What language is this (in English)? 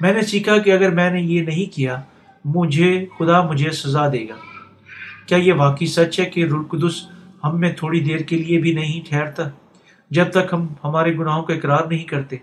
Urdu